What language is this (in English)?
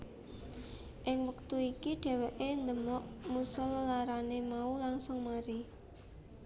Javanese